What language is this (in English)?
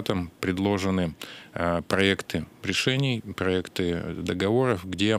Russian